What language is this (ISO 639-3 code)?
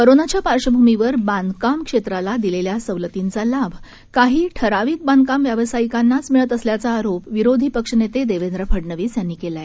mar